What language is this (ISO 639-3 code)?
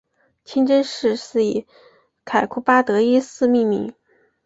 zho